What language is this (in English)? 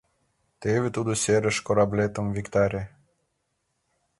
Mari